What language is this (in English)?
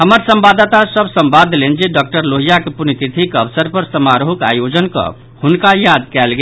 Maithili